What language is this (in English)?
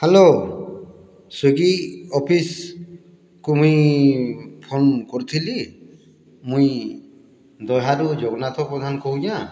Odia